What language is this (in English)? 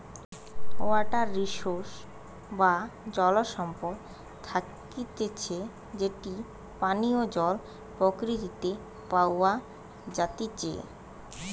Bangla